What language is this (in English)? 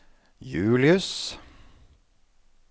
Norwegian